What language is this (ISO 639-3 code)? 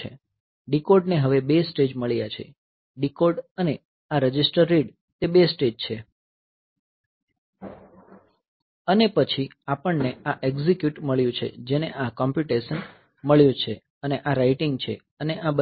guj